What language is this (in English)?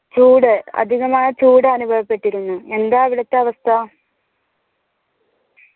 Malayalam